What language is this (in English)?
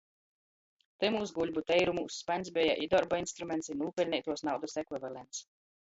Latgalian